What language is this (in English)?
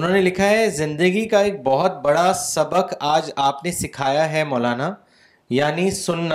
Urdu